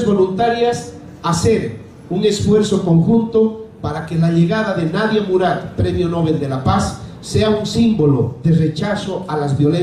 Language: Spanish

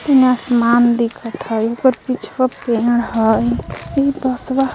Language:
Magahi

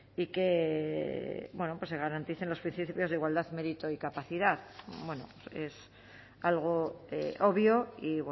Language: Spanish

